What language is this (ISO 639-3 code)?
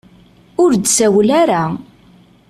kab